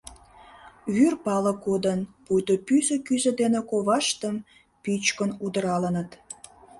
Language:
Mari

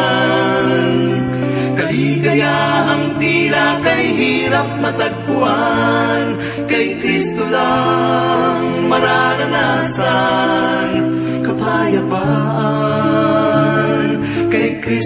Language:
Filipino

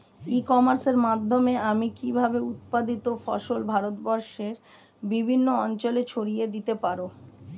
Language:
Bangla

